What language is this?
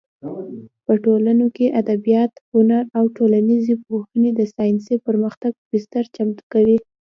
Pashto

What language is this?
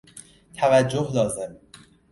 Persian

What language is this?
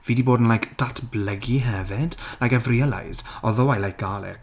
Welsh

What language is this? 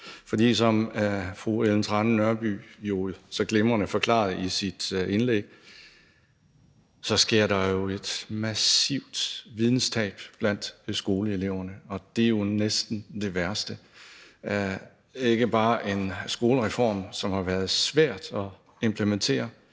Danish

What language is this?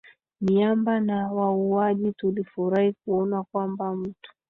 Swahili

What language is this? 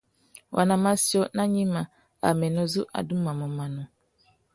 Tuki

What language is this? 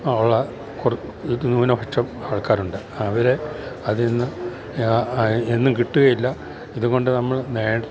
Malayalam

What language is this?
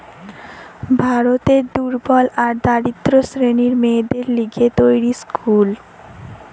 Bangla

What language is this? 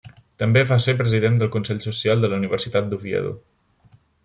Catalan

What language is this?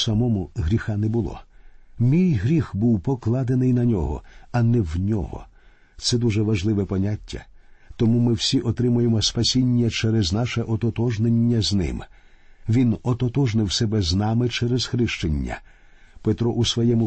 Ukrainian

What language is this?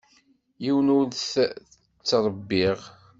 Kabyle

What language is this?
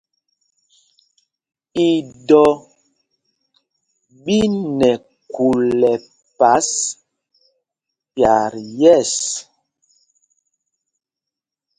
Mpumpong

